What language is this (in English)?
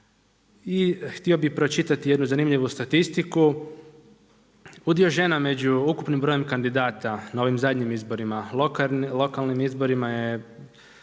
Croatian